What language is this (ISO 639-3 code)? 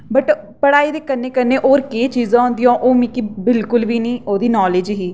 doi